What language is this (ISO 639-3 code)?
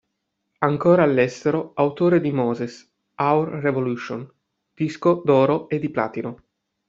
ita